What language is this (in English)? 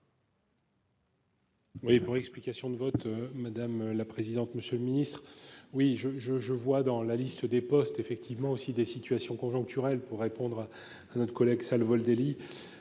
French